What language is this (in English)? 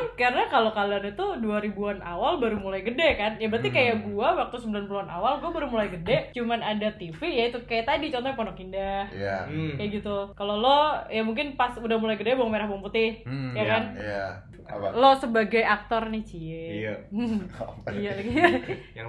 Indonesian